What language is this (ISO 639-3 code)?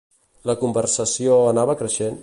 cat